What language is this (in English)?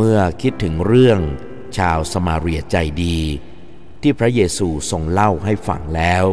Thai